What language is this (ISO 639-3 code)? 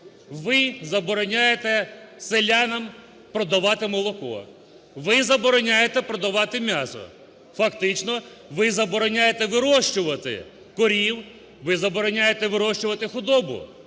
ukr